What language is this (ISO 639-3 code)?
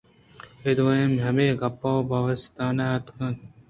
bgp